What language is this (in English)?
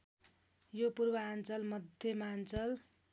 Nepali